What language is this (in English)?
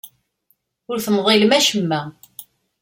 Kabyle